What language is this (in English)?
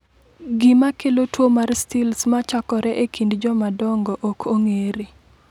Luo (Kenya and Tanzania)